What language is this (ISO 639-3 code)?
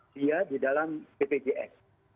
ind